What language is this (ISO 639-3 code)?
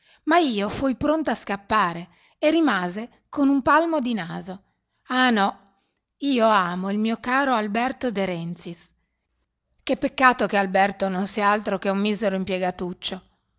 ita